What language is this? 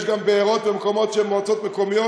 Hebrew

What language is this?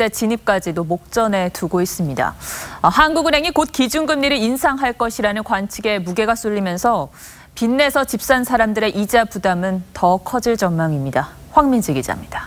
Korean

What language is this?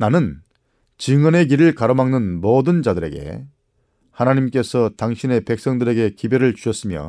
Korean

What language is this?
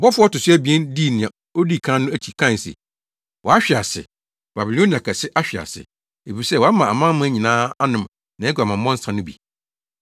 Akan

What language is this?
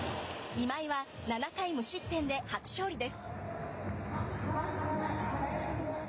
Japanese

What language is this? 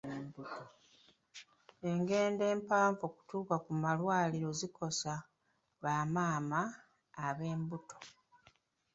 Ganda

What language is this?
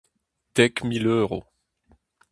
Breton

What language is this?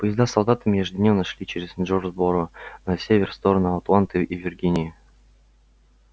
Russian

